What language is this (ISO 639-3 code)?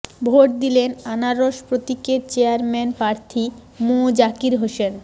ben